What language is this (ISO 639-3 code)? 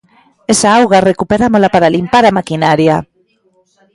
glg